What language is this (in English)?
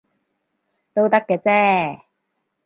Cantonese